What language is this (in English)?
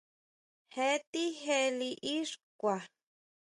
Huautla Mazatec